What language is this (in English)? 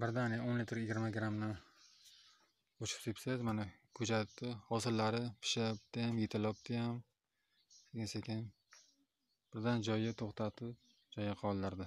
Turkish